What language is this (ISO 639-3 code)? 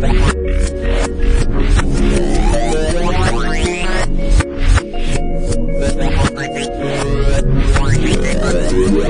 eng